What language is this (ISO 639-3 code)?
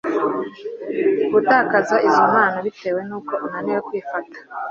kin